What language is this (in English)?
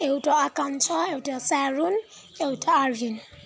Nepali